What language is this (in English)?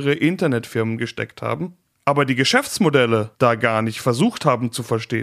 German